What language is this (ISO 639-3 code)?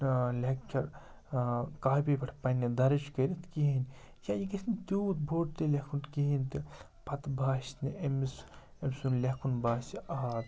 kas